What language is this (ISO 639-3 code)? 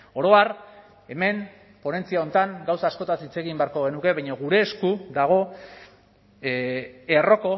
eus